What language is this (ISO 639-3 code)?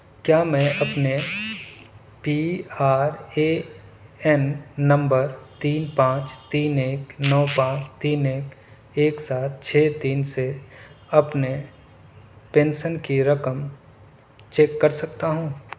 urd